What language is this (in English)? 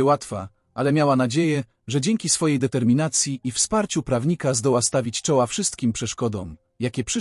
Polish